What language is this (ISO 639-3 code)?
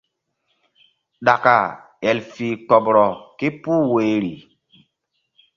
mdd